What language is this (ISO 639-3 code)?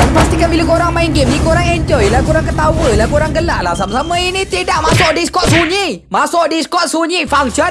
msa